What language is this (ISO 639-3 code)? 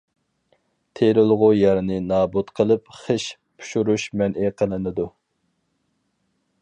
uig